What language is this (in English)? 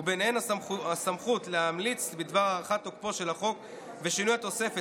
Hebrew